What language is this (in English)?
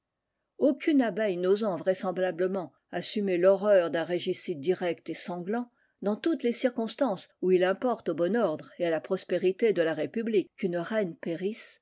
French